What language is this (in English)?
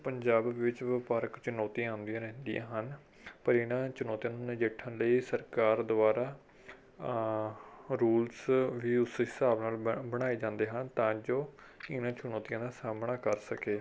Punjabi